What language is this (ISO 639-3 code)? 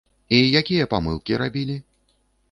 bel